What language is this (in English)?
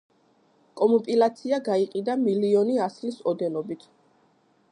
Georgian